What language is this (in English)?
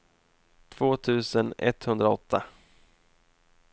Swedish